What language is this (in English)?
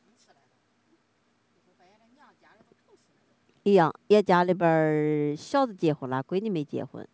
Chinese